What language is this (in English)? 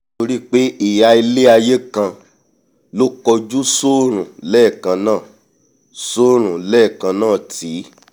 Yoruba